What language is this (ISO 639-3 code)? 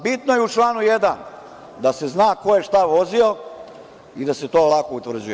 srp